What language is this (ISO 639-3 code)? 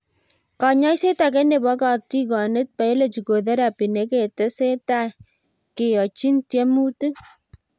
kln